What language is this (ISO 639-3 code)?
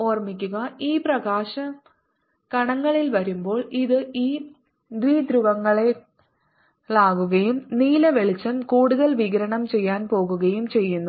mal